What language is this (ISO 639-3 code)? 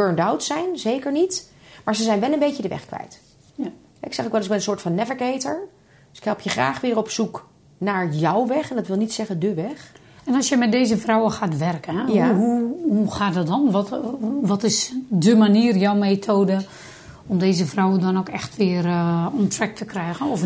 nld